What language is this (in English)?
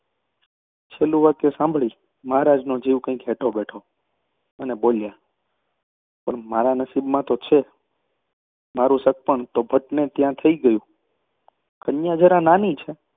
Gujarati